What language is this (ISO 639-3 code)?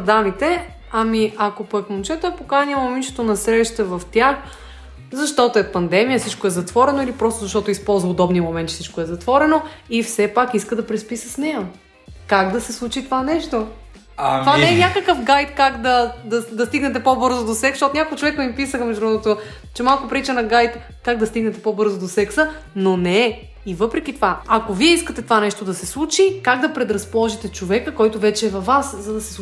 bul